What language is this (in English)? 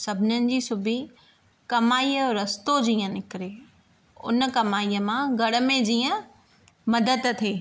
Sindhi